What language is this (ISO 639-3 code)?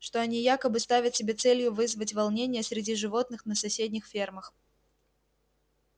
rus